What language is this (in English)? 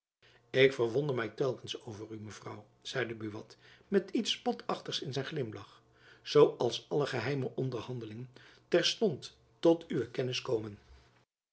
Dutch